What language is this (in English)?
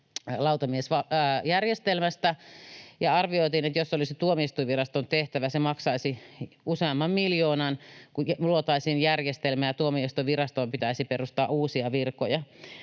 Finnish